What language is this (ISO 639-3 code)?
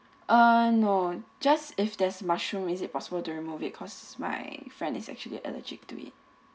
eng